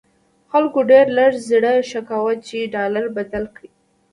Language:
Pashto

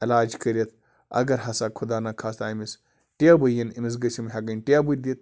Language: Kashmiri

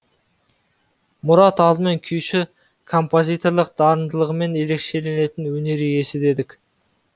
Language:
Kazakh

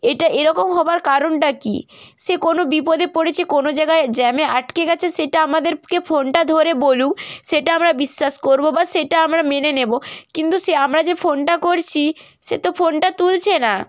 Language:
Bangla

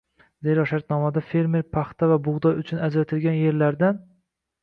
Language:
Uzbek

